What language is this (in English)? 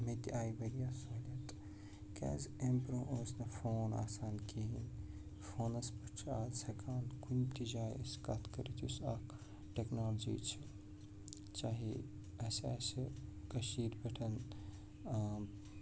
Kashmiri